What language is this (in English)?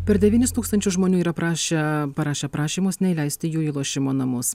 Lithuanian